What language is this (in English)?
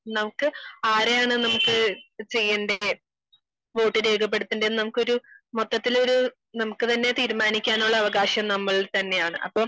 Malayalam